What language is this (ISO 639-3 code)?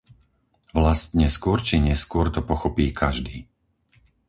slk